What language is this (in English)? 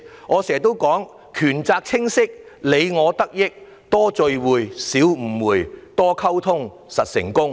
Cantonese